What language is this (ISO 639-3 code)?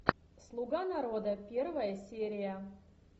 rus